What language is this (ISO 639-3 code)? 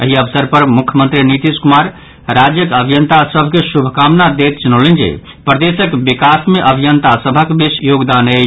mai